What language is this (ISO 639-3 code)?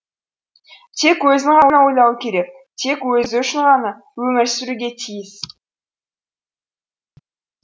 kaz